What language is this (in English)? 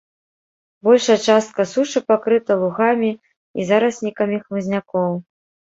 Belarusian